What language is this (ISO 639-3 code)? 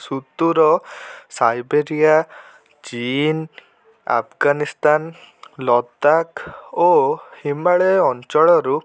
ori